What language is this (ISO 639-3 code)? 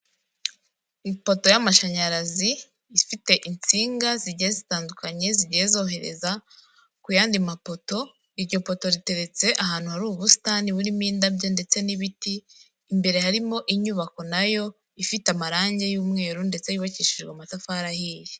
kin